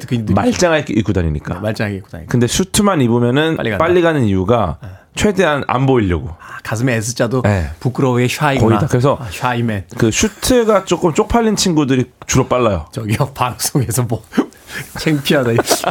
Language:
Korean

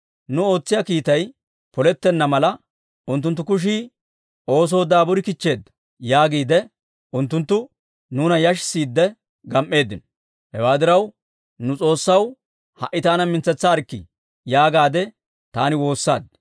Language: Dawro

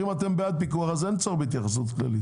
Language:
Hebrew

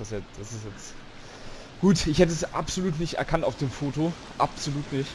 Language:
German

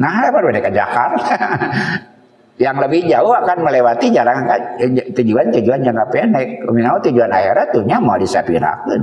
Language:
Indonesian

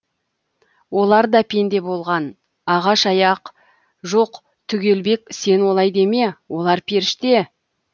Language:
Kazakh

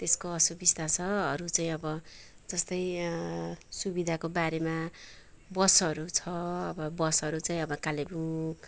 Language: Nepali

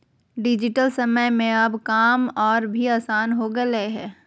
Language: Magahi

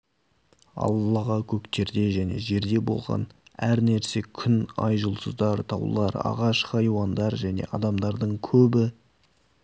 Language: Kazakh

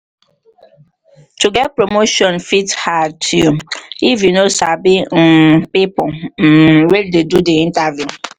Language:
Nigerian Pidgin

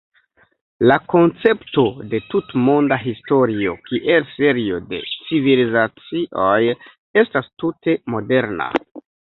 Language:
Esperanto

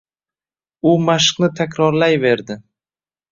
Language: Uzbek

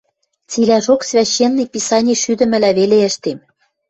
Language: Western Mari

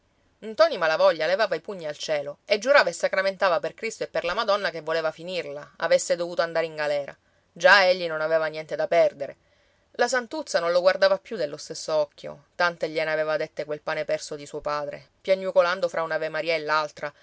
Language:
Italian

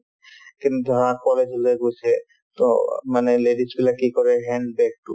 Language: Assamese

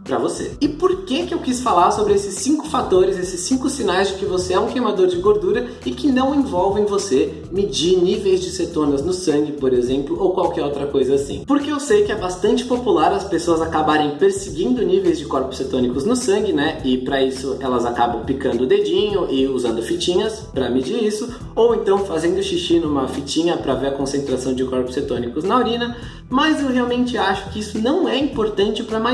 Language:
Portuguese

